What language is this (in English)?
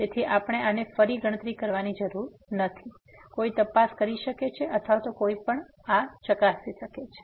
Gujarati